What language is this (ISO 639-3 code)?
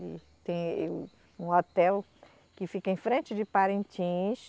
por